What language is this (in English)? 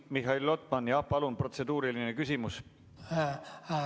Estonian